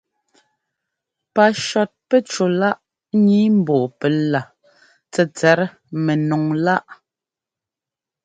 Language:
Ngomba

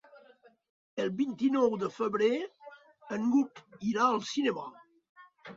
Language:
Catalan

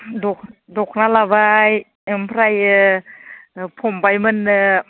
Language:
Bodo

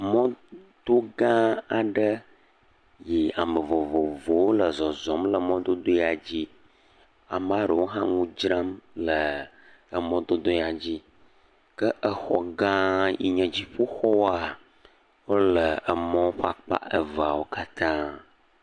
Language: Ewe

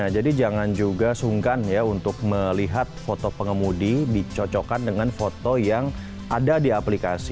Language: Indonesian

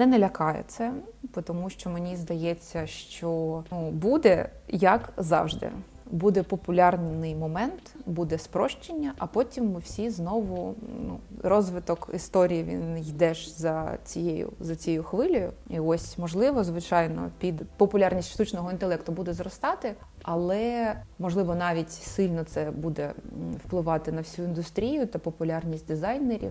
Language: Ukrainian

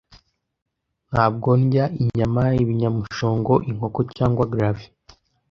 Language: Kinyarwanda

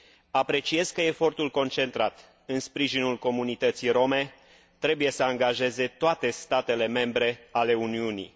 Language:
Romanian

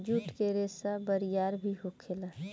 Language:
Bhojpuri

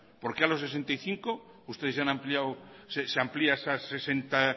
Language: Spanish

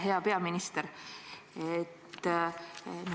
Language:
Estonian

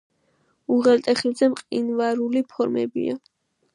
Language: Georgian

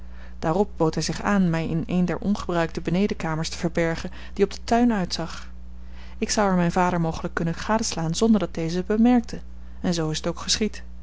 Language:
Dutch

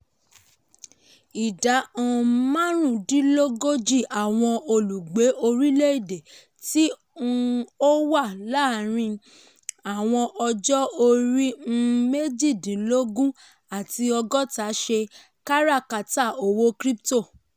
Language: Yoruba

